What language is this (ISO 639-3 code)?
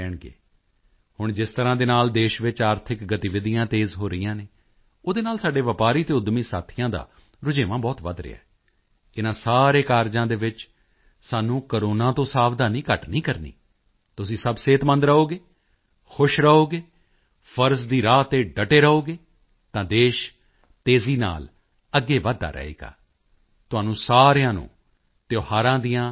pan